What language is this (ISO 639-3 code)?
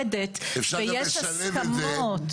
heb